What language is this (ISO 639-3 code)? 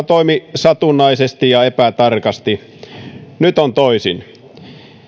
fin